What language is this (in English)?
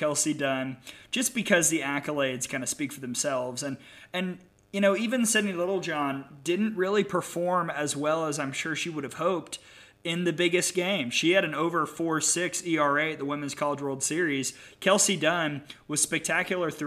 English